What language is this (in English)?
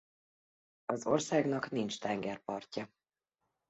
Hungarian